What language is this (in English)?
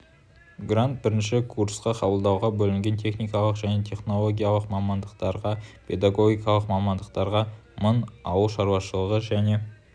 Kazakh